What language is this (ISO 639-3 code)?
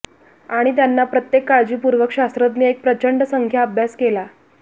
mar